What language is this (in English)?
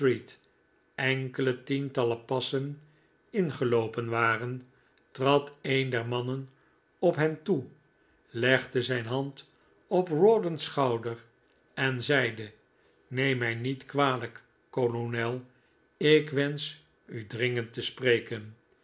Dutch